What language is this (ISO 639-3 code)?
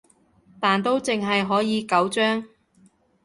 yue